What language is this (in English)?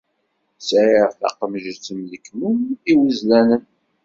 Kabyle